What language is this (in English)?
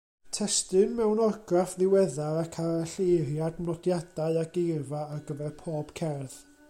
Welsh